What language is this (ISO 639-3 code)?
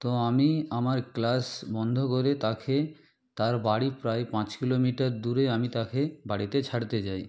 ben